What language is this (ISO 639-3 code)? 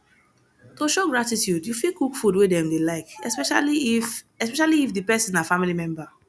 pcm